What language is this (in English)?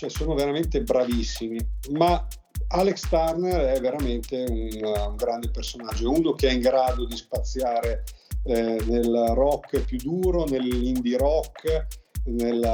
Italian